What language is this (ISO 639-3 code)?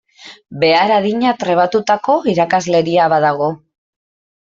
eus